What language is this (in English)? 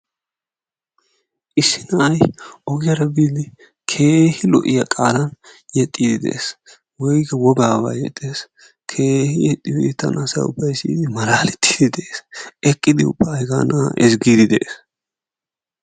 Wolaytta